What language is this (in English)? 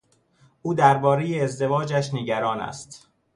Persian